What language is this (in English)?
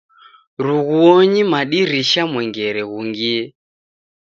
Taita